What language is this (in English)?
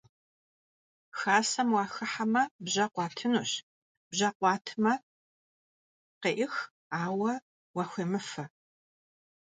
Kabardian